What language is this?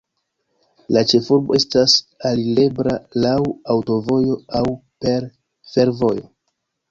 Esperanto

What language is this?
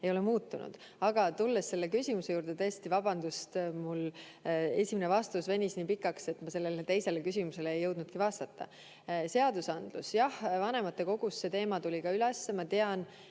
Estonian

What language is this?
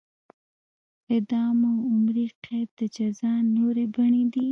Pashto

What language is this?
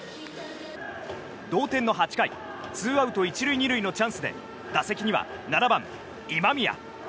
Japanese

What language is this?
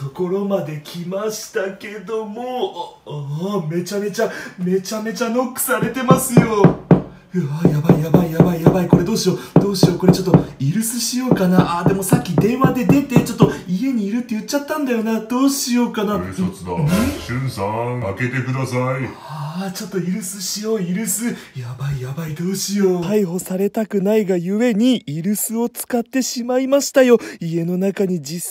Japanese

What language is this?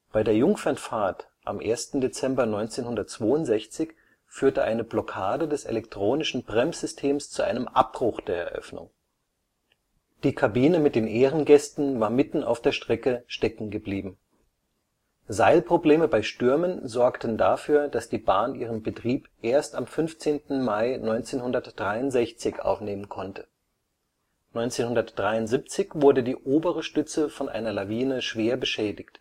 German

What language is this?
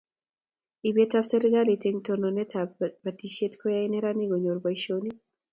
Kalenjin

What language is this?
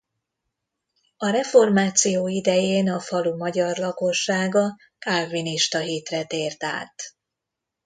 Hungarian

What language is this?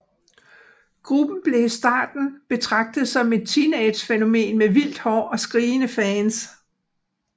Danish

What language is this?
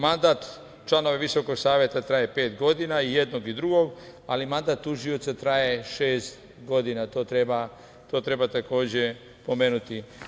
Serbian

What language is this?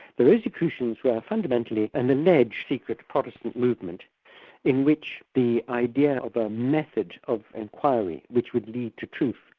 English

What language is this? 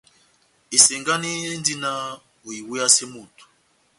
Batanga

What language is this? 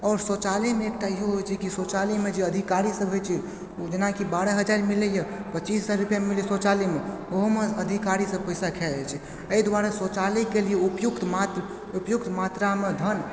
Maithili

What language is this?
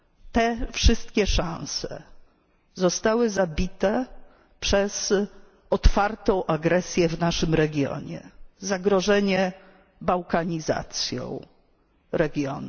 Polish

